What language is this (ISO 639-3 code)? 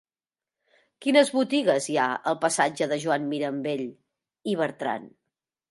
cat